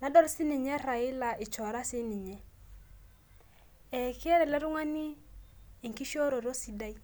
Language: Masai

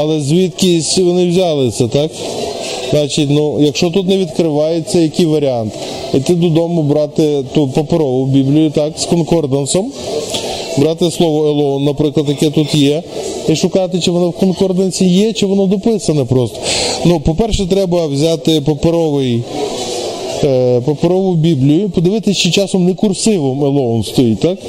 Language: Ukrainian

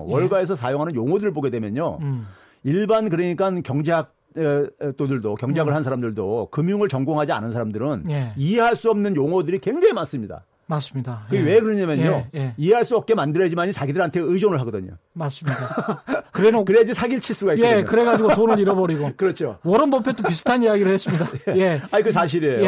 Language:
Korean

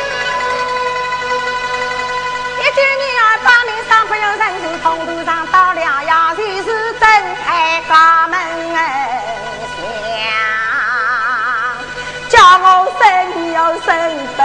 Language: Chinese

